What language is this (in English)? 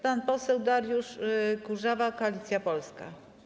Polish